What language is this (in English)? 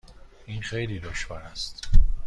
Persian